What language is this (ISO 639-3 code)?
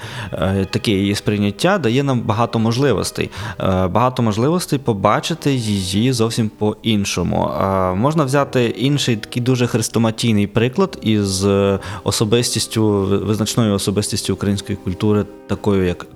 ukr